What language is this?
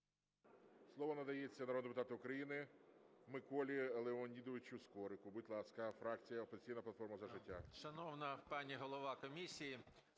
Ukrainian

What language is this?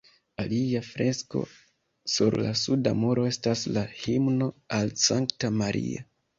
Esperanto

